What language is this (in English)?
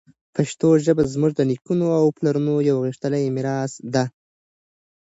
Pashto